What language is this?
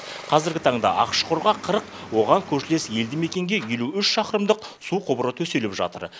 Kazakh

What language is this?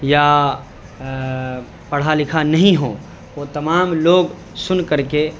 Urdu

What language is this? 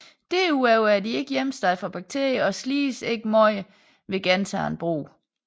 Danish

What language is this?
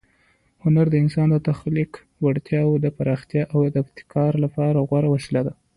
Pashto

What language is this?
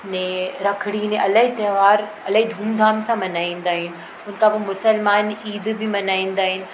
Sindhi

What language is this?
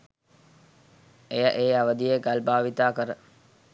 Sinhala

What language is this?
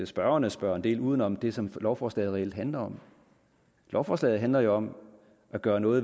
Danish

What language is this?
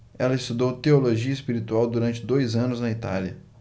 Portuguese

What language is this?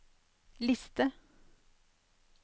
Norwegian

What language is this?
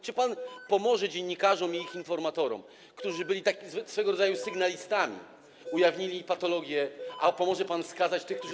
Polish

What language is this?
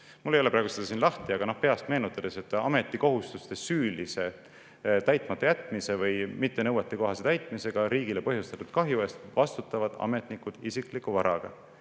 Estonian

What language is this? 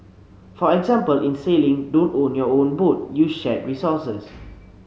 English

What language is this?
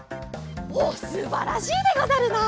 Japanese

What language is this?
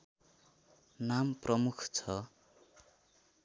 Nepali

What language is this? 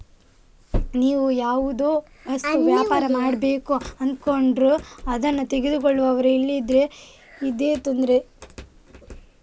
Kannada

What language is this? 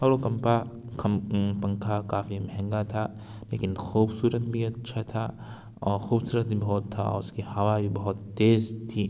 Urdu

